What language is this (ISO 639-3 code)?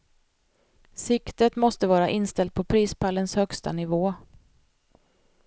swe